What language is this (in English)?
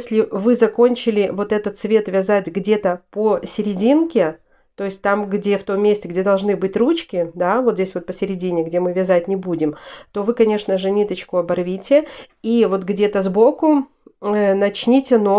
Russian